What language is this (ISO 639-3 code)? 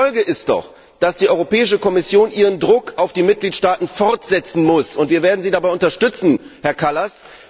deu